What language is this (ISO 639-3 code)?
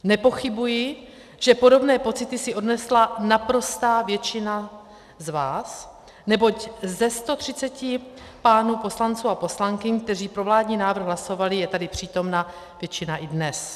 ces